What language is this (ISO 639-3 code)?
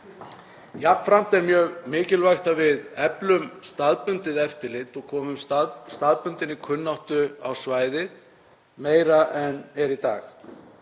isl